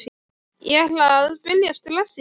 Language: Icelandic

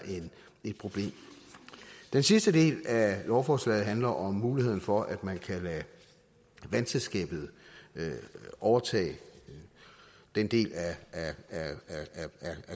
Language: Danish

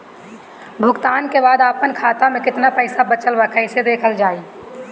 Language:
Bhojpuri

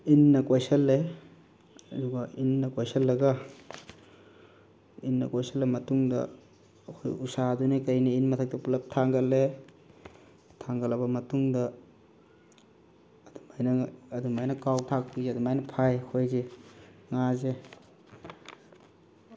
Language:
Manipuri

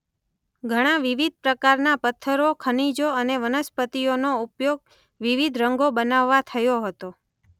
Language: Gujarati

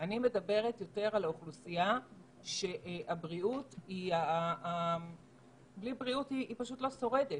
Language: Hebrew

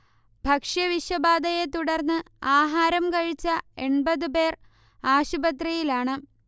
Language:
Malayalam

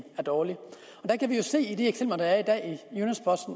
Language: Danish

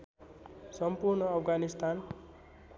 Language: Nepali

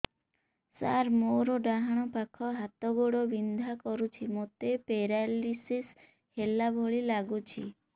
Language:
Odia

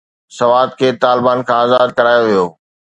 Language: Sindhi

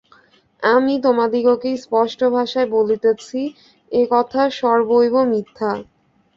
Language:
Bangla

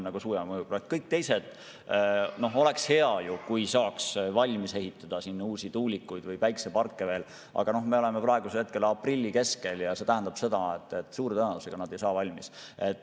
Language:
Estonian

